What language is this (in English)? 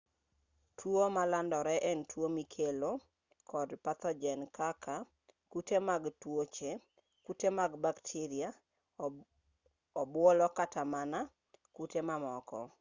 Luo (Kenya and Tanzania)